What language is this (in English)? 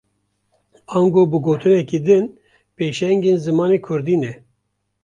Kurdish